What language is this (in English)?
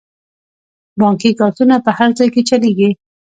Pashto